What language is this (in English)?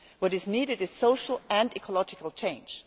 English